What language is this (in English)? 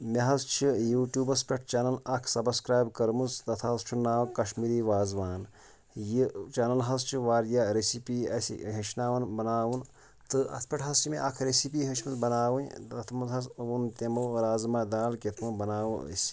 Kashmiri